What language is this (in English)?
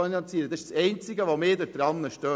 Swiss German